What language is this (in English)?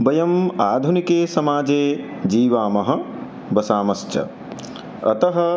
Sanskrit